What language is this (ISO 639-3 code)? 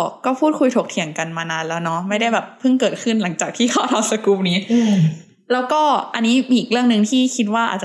tha